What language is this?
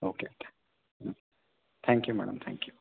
Kannada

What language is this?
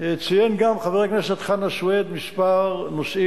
Hebrew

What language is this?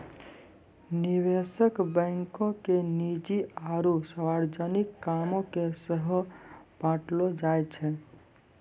Maithili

